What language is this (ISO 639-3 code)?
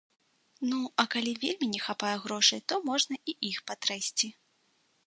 bel